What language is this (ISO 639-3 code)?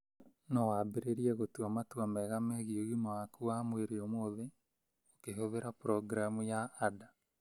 kik